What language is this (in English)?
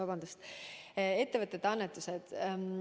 Estonian